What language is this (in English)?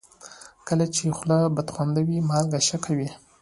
Pashto